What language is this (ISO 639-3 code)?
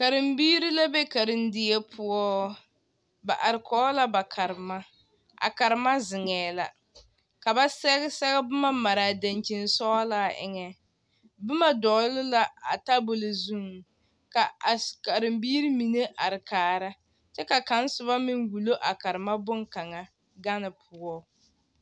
dga